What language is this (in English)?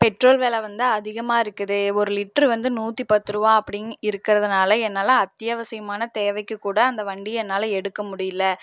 Tamil